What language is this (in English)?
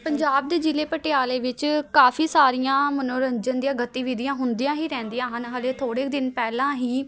Punjabi